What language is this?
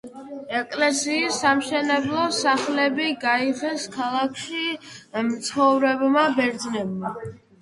Georgian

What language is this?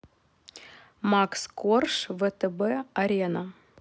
Russian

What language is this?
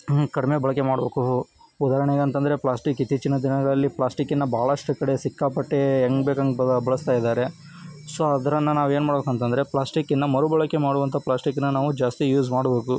Kannada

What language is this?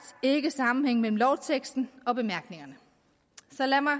Danish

